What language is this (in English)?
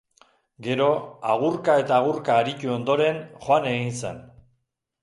Basque